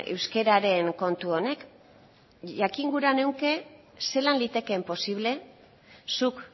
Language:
Basque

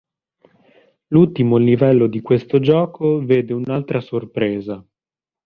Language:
Italian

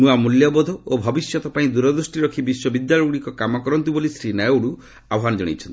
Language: Odia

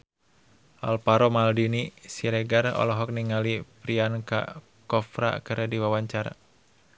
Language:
Sundanese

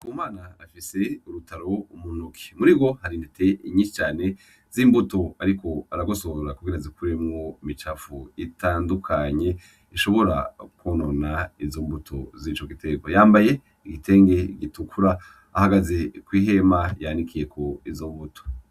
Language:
Rundi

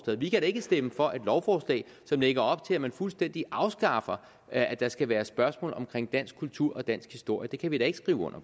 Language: Danish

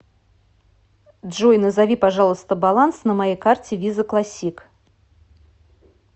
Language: Russian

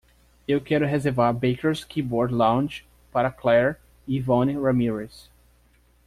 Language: Portuguese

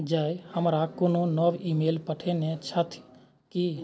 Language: Maithili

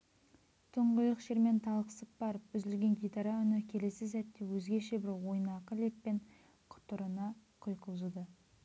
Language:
Kazakh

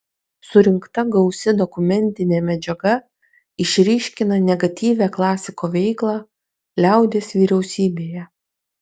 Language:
Lithuanian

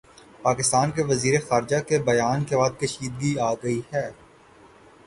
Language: Urdu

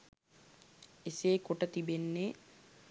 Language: Sinhala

